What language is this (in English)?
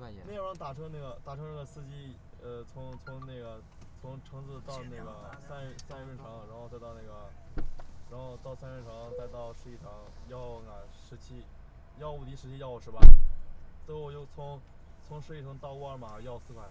Chinese